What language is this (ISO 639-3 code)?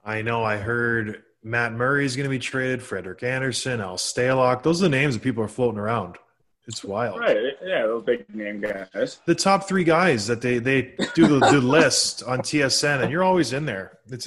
eng